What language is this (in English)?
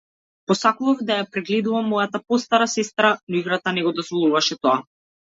Macedonian